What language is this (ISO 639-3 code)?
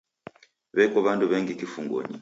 dav